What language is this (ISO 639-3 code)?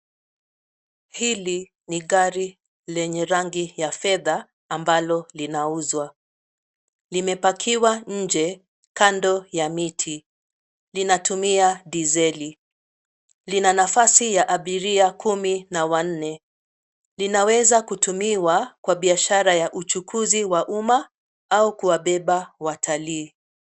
swa